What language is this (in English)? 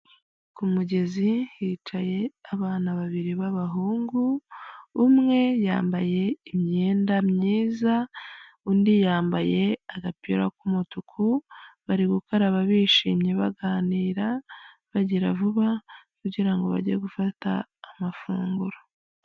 Kinyarwanda